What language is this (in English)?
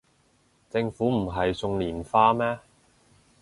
Cantonese